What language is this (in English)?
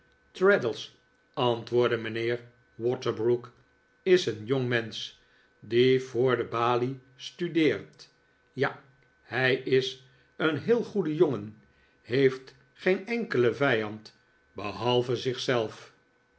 Dutch